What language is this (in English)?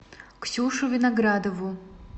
Russian